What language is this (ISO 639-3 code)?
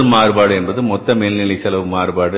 tam